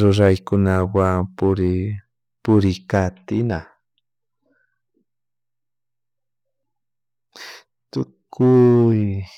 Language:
Chimborazo Highland Quichua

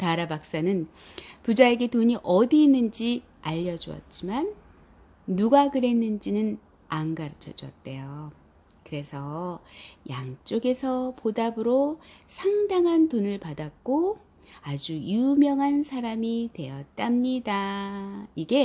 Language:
Korean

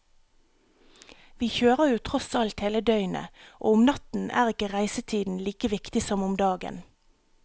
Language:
Norwegian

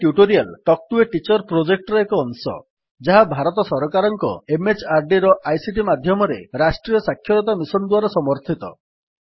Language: Odia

